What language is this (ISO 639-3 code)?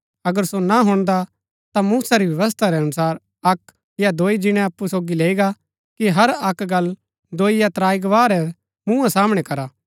gbk